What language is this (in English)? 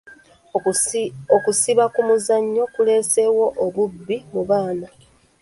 Ganda